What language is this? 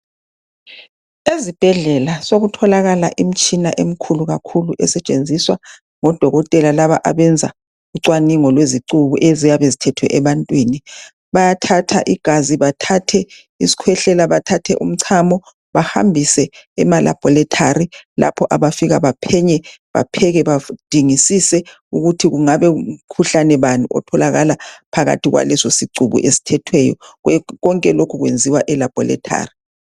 North Ndebele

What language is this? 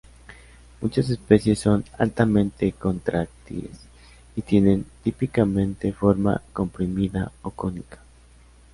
Spanish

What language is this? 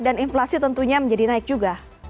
Indonesian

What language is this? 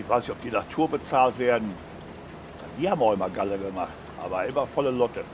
German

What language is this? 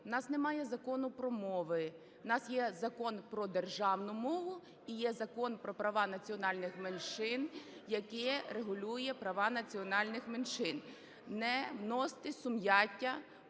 Ukrainian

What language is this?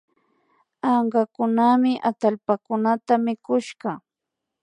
Imbabura Highland Quichua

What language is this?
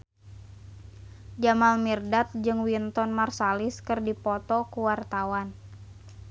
Sundanese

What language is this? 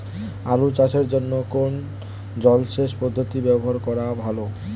Bangla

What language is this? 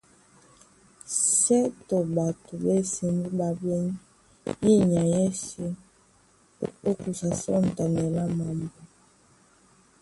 Duala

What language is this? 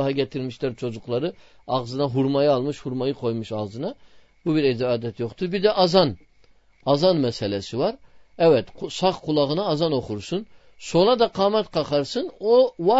Turkish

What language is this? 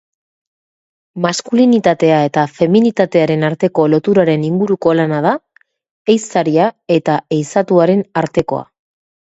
Basque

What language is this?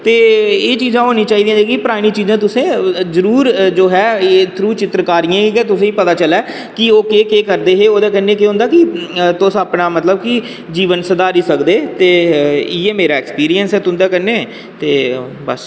Dogri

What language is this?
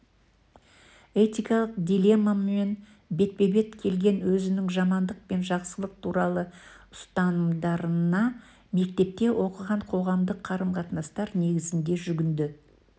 Kazakh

